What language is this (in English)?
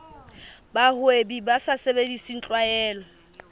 Southern Sotho